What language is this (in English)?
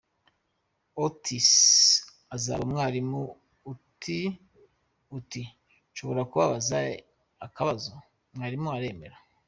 Kinyarwanda